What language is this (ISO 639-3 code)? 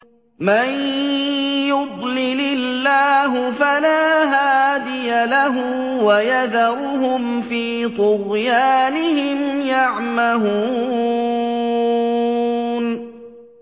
ara